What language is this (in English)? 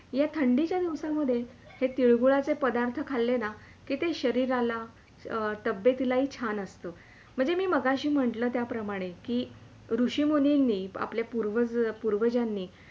Marathi